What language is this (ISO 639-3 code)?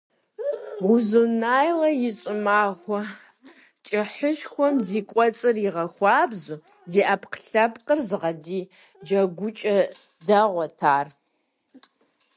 kbd